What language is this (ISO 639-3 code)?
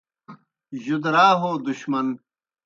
plk